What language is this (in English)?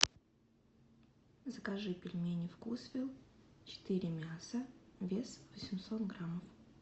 Russian